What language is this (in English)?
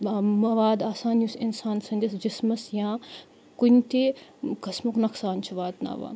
Kashmiri